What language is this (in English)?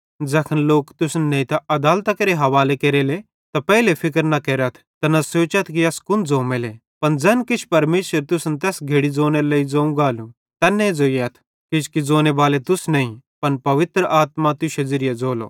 Bhadrawahi